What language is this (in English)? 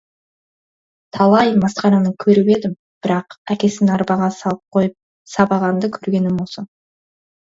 Kazakh